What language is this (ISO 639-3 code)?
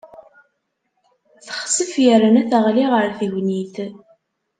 kab